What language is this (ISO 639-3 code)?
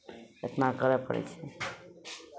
mai